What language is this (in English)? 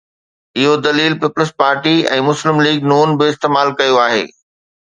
Sindhi